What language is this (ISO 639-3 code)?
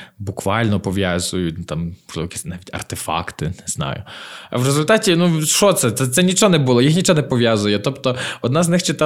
ukr